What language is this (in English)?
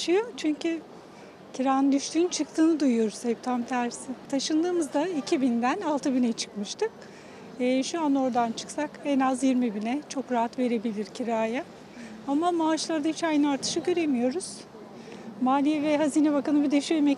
Turkish